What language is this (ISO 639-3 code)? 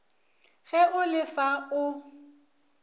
nso